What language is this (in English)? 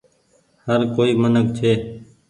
Goaria